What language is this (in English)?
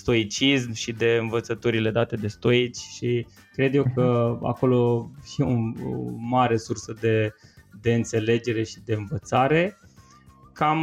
Romanian